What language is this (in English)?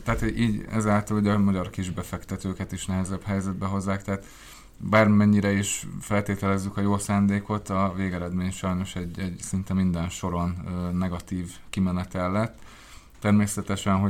Hungarian